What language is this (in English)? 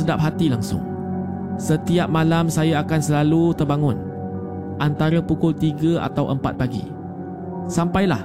Malay